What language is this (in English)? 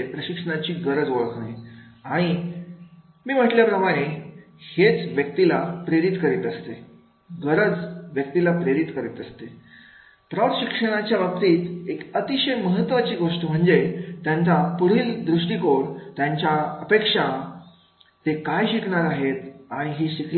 Marathi